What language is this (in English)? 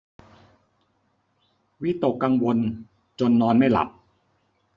Thai